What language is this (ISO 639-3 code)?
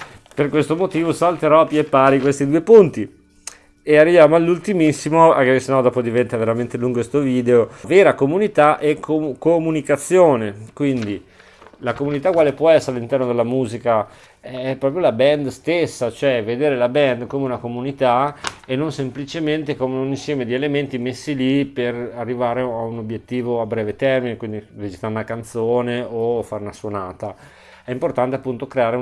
ita